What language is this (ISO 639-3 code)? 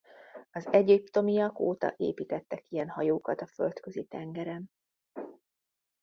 hun